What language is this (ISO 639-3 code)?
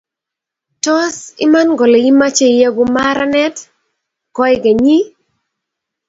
kln